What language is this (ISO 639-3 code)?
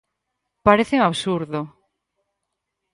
glg